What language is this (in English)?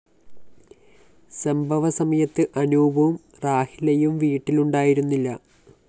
Malayalam